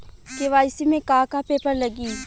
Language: Bhojpuri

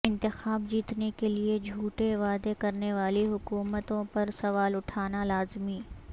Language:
Urdu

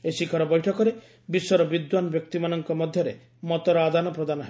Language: Odia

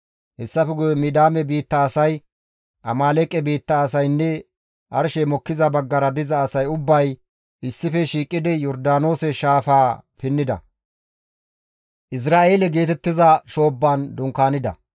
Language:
Gamo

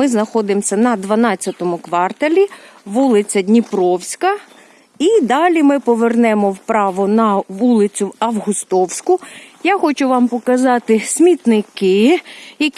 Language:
Ukrainian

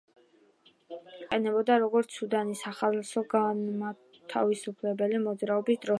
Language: Georgian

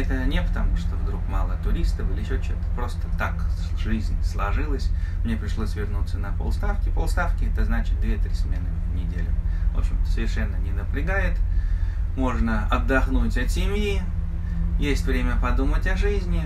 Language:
Russian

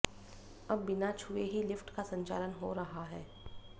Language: Hindi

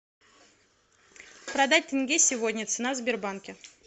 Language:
Russian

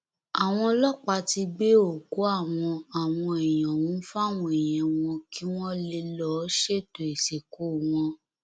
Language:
Yoruba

